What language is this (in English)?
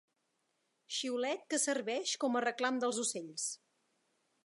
Catalan